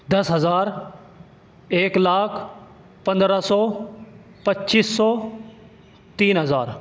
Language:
Urdu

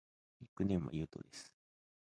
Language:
Japanese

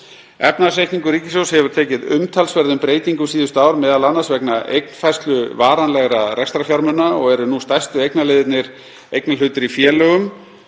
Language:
Icelandic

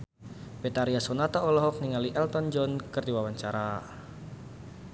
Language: Sundanese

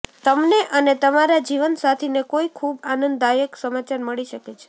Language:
Gujarati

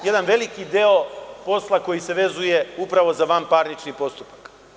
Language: Serbian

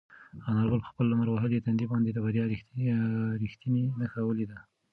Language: Pashto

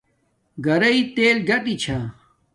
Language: Domaaki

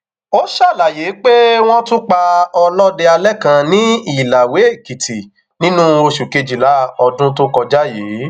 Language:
Yoruba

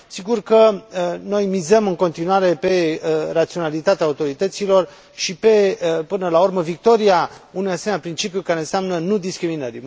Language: Romanian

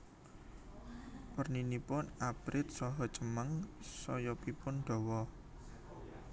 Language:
Javanese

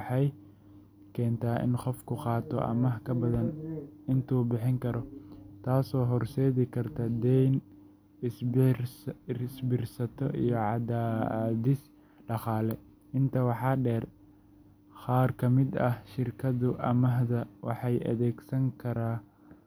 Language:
Somali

